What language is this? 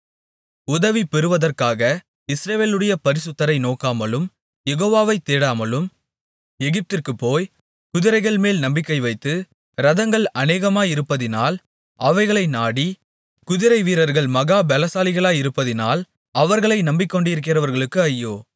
Tamil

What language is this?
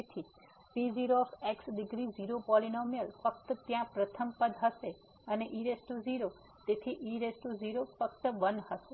Gujarati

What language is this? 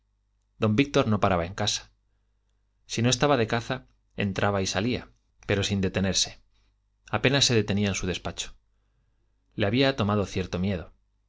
Spanish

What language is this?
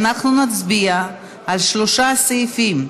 Hebrew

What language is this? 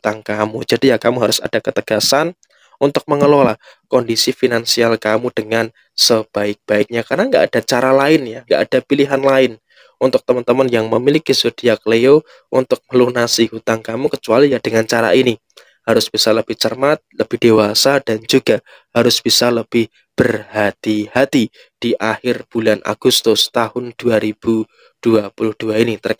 Indonesian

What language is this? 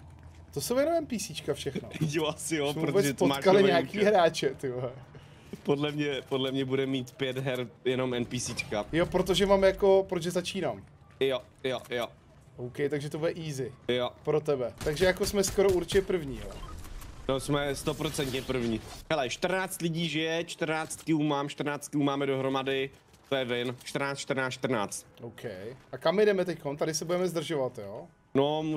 Czech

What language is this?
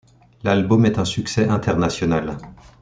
French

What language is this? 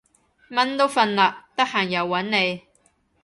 Cantonese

